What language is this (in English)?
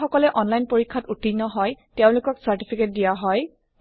Assamese